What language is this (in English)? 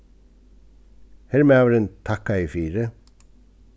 Faroese